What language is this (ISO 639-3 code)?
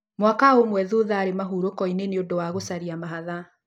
kik